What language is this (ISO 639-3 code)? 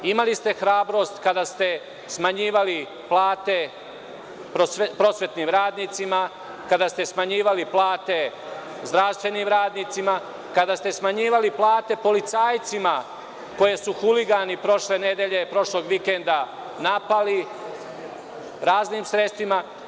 srp